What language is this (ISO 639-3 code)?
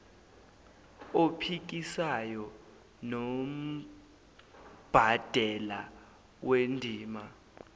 zul